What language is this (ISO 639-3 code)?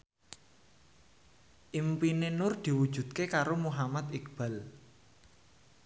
jav